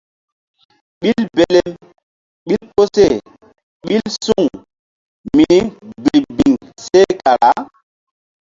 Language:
Mbum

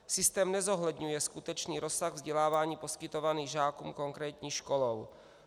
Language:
Czech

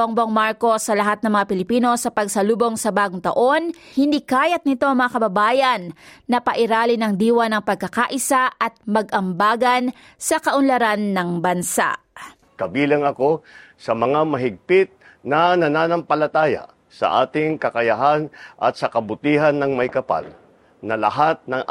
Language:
Filipino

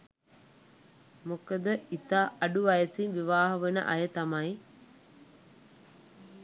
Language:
Sinhala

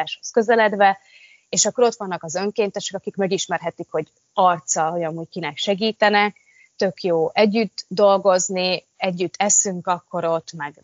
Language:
Hungarian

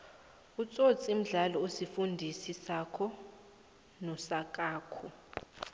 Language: South Ndebele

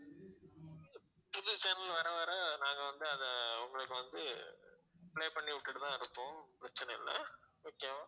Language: Tamil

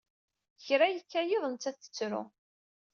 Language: Kabyle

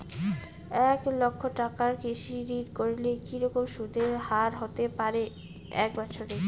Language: Bangla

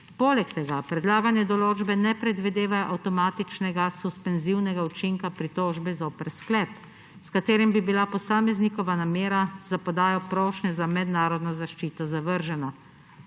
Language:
Slovenian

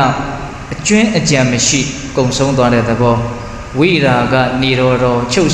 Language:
Vietnamese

